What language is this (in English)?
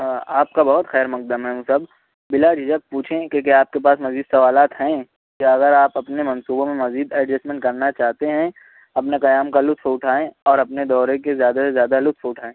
Urdu